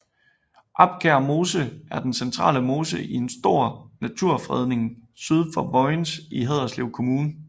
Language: Danish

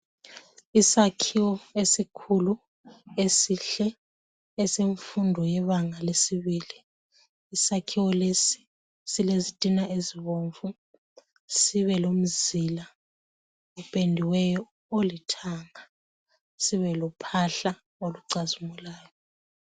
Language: North Ndebele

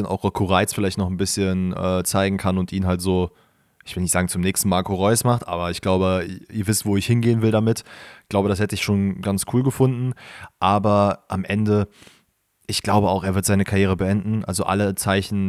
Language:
German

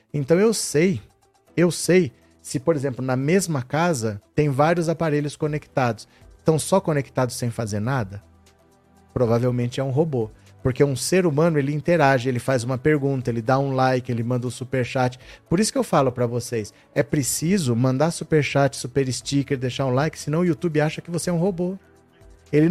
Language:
Portuguese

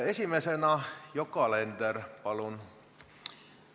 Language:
Estonian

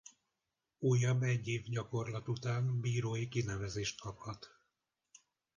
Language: Hungarian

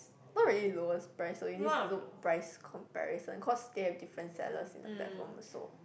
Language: English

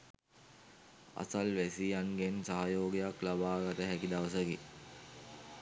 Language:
Sinhala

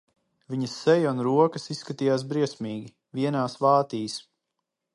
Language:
Latvian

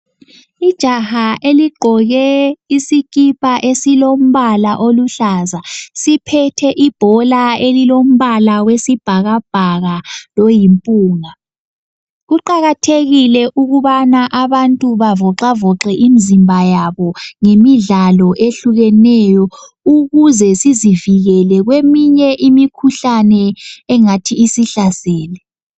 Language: North Ndebele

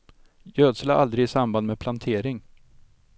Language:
Swedish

